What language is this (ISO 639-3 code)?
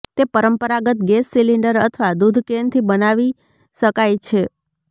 guj